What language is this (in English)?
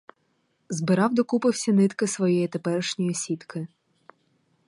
Ukrainian